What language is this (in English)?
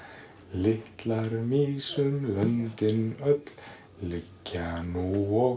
Icelandic